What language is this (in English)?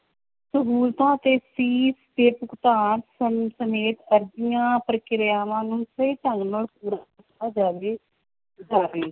Punjabi